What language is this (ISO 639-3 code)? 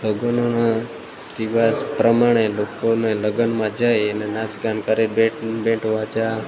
guj